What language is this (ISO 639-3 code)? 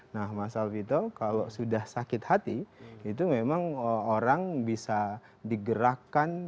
ind